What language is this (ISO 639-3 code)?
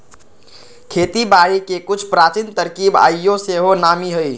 mag